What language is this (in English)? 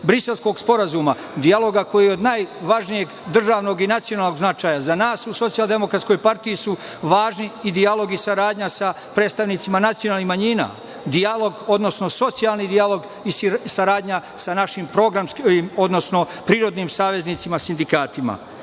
Serbian